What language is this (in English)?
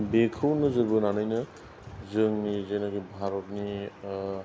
Bodo